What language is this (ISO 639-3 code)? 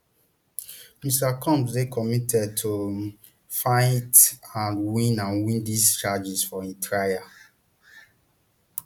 pcm